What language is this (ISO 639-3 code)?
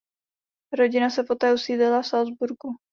ces